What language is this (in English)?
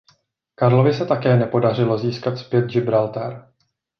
Czech